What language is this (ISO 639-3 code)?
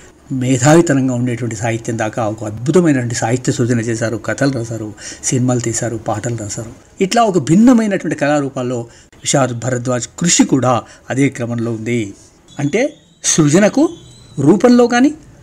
tel